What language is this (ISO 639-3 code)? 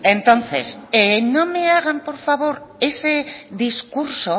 spa